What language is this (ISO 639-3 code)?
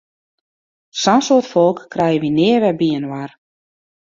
fry